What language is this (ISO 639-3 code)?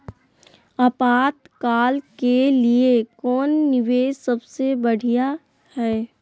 mag